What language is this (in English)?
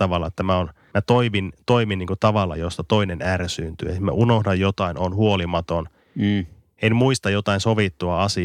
Finnish